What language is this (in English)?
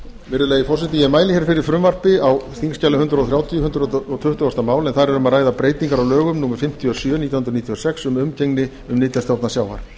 Icelandic